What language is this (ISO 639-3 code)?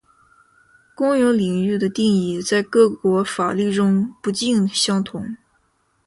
zho